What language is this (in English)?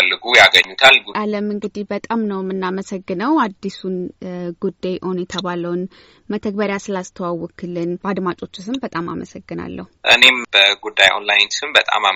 Amharic